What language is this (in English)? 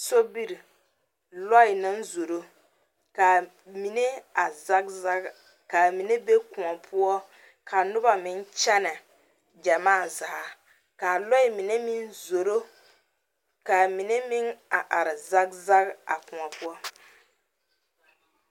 Southern Dagaare